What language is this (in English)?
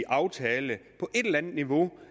Danish